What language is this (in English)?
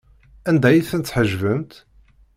Kabyle